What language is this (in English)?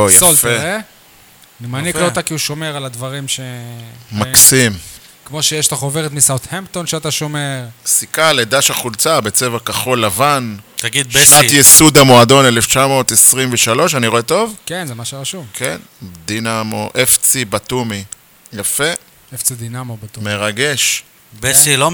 Hebrew